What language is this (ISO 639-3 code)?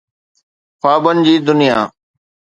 snd